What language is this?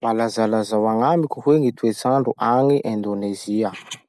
Masikoro Malagasy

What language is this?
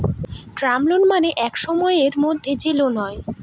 Bangla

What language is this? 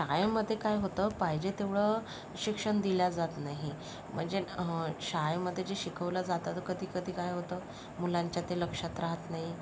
Marathi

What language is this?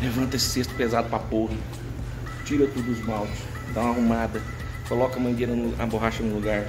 Portuguese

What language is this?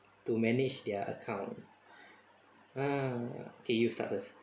English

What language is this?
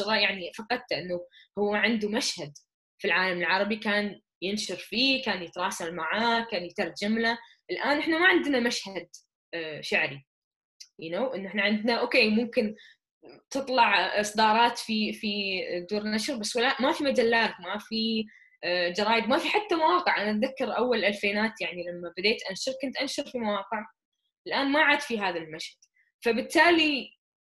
Arabic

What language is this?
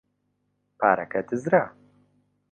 Central Kurdish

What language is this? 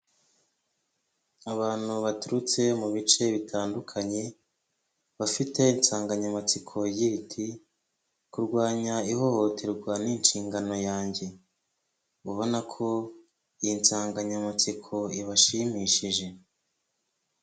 Kinyarwanda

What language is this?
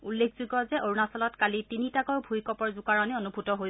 Assamese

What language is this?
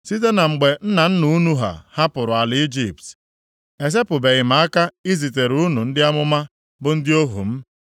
Igbo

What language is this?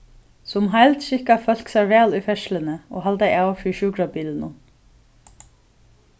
Faroese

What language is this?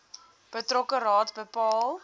Afrikaans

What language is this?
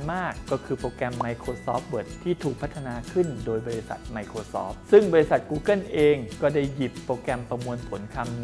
Thai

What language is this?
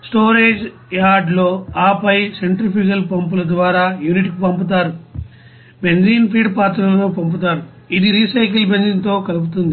Telugu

